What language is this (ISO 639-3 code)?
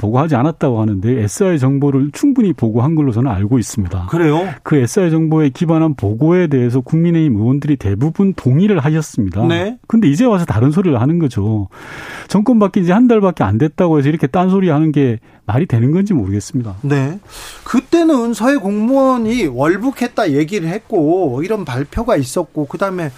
kor